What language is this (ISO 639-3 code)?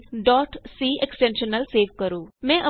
pan